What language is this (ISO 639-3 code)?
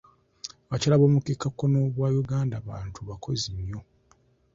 lug